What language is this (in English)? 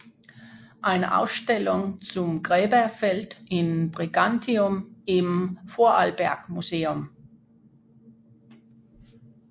Danish